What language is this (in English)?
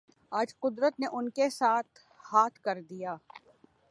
Urdu